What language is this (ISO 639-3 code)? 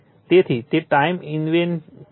guj